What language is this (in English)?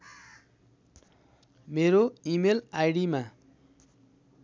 Nepali